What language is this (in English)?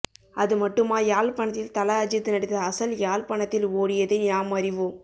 Tamil